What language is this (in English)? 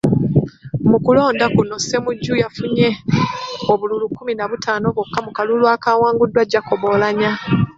Ganda